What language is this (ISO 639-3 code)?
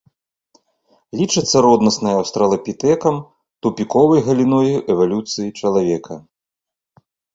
bel